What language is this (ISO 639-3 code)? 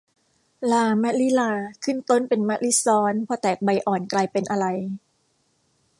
tha